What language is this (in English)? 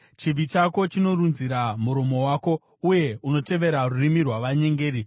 Shona